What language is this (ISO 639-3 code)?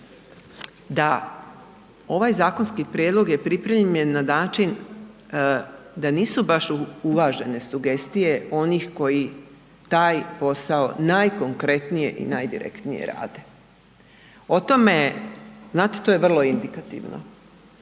hrv